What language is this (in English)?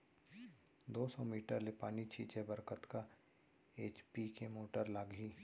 Chhattisgarhi